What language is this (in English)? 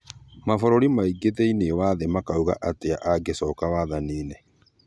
Kikuyu